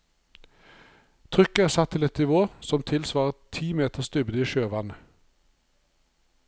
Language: Norwegian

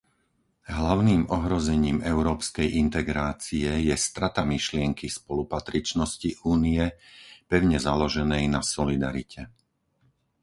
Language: Slovak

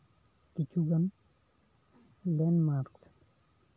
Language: Santali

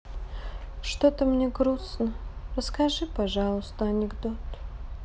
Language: Russian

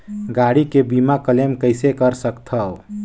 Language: Chhattisgarhi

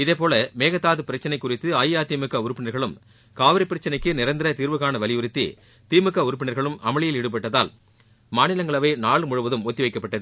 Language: Tamil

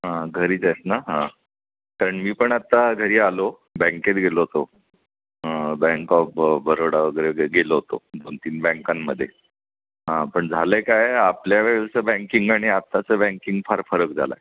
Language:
Marathi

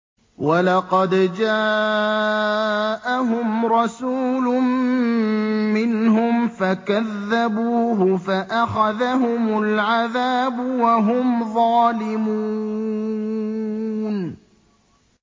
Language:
Arabic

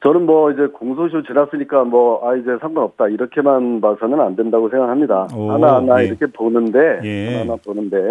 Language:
Korean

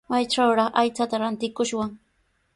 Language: Sihuas Ancash Quechua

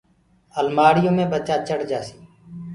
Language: Gurgula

